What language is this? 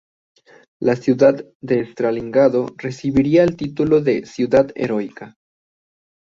Spanish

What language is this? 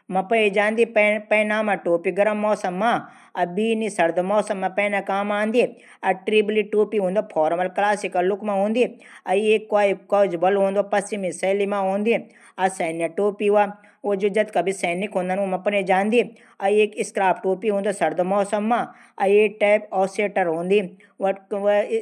Garhwali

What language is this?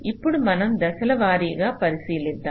Telugu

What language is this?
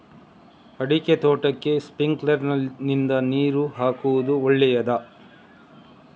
Kannada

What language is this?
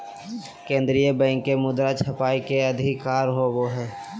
Magahi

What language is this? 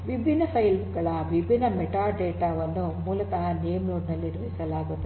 Kannada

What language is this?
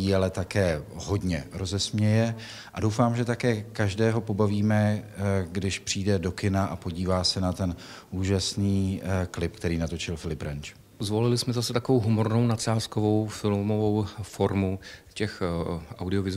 Czech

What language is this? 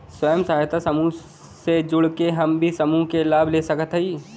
Bhojpuri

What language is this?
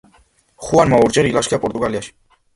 Georgian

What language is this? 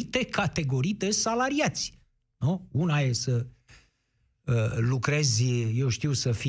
Romanian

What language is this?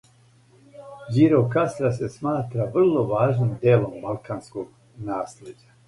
Serbian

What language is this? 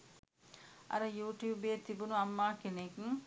Sinhala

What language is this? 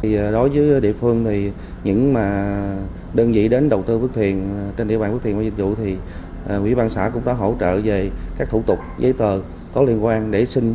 Vietnamese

